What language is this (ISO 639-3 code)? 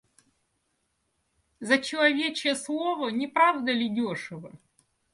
rus